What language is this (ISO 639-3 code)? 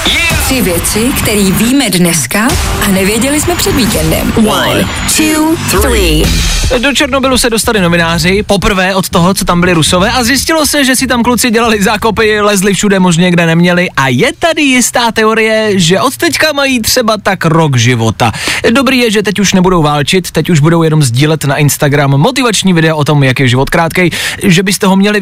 ces